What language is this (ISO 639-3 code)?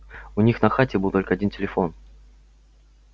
rus